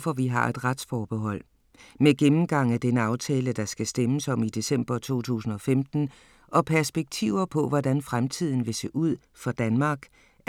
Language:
Danish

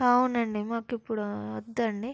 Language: Telugu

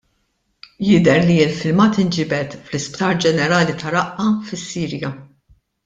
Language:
Maltese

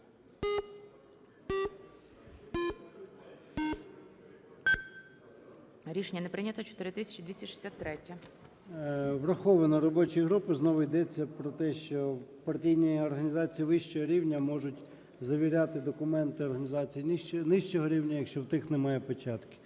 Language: Ukrainian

